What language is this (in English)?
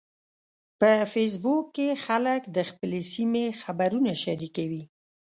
Pashto